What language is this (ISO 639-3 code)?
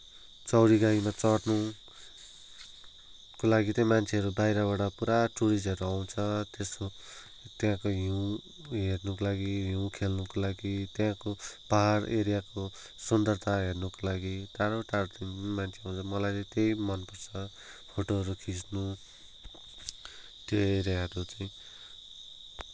nep